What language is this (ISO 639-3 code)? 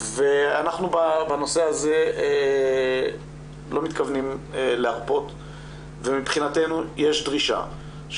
heb